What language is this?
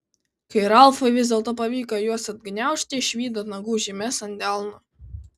Lithuanian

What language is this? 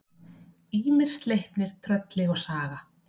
Icelandic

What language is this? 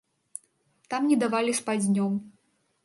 Belarusian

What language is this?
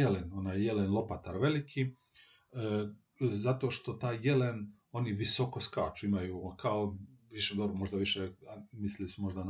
Croatian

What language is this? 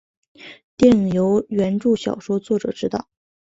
Chinese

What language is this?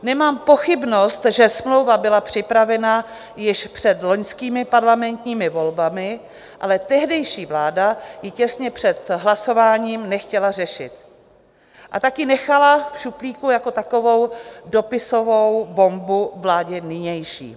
Czech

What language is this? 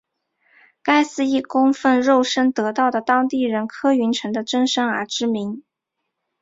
Chinese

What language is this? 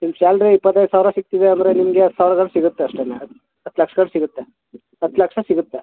Kannada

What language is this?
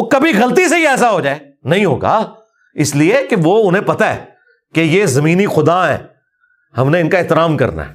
Urdu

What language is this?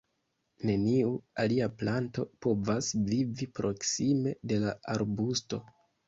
Esperanto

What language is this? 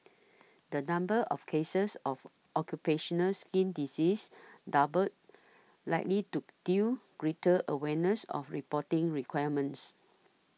English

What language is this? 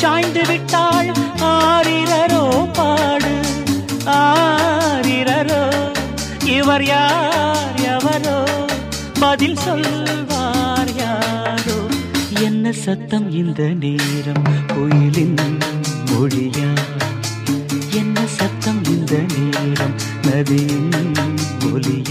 Tamil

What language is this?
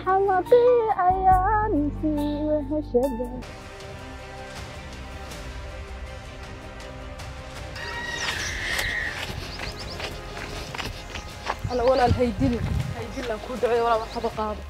Arabic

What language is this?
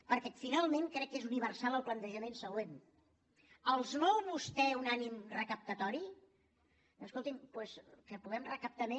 Catalan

